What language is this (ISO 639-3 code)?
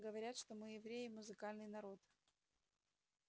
rus